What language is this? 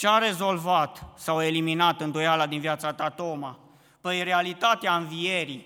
Romanian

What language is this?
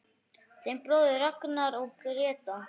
Icelandic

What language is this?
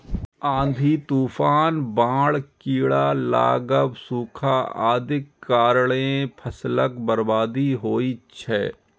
Maithili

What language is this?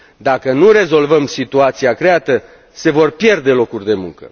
Romanian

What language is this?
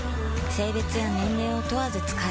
Japanese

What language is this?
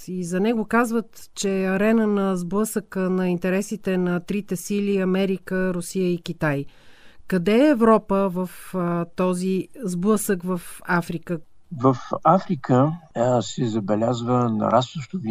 Bulgarian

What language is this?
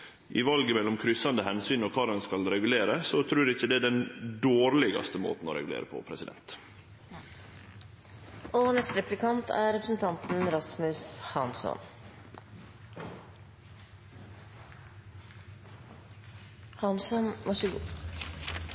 Norwegian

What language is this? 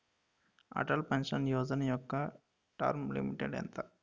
Telugu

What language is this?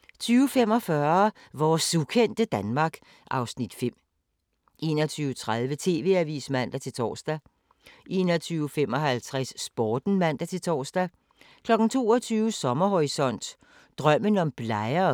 Danish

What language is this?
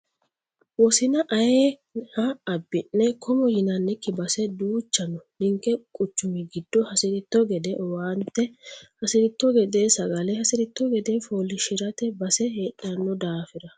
Sidamo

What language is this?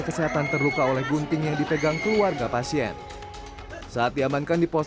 Indonesian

